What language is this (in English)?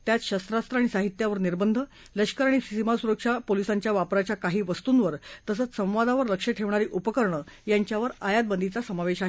Marathi